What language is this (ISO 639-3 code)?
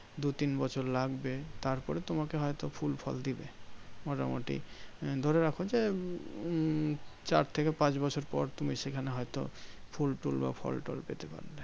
ben